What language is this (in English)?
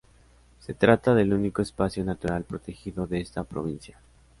Spanish